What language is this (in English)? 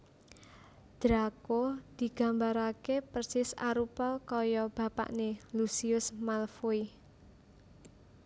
Javanese